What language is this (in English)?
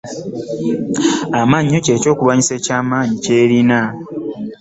Ganda